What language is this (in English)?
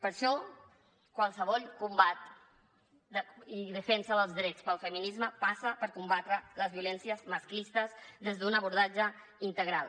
Catalan